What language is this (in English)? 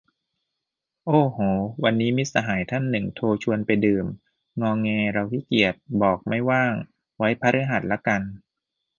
Thai